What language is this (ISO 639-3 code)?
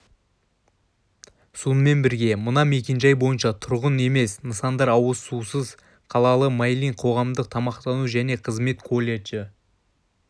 kaz